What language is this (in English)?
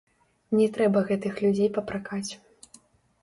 Belarusian